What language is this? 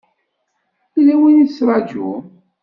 Kabyle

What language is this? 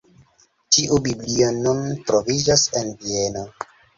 Esperanto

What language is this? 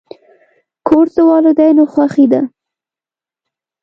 Pashto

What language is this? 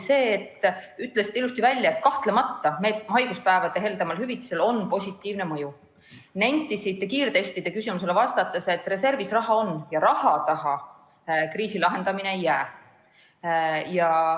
Estonian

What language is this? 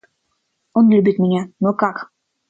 Russian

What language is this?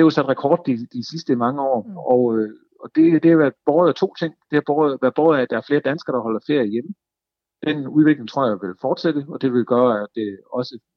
Danish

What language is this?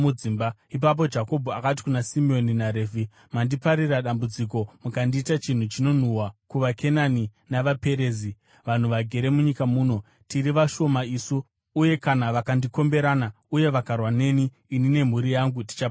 Shona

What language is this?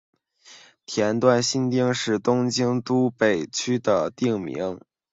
Chinese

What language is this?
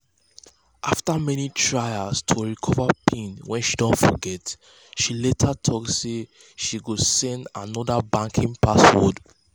Nigerian Pidgin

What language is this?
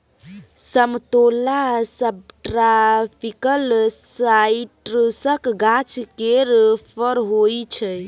Maithili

